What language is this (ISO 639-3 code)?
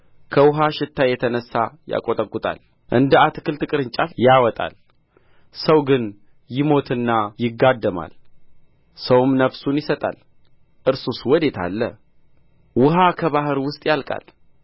amh